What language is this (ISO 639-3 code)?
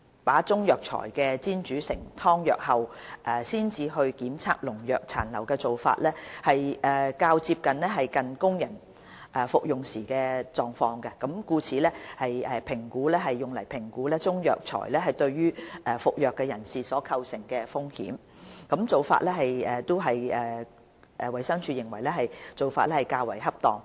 yue